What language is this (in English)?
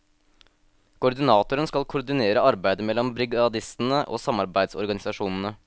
Norwegian